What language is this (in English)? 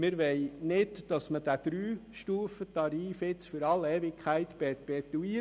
Swiss German